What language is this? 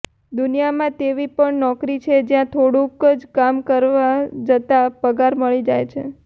Gujarati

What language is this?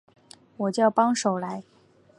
Chinese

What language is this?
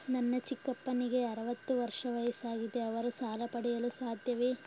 Kannada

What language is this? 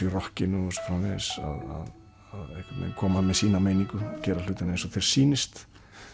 Icelandic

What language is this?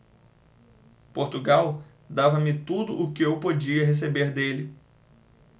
Portuguese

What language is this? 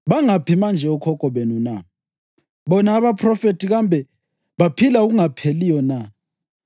North Ndebele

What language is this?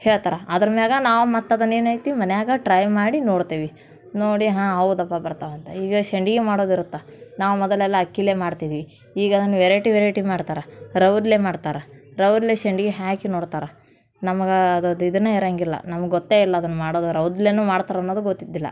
Kannada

